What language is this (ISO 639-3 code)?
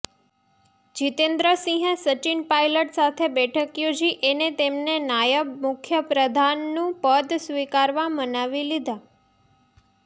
guj